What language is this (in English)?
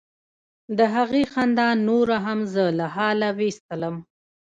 Pashto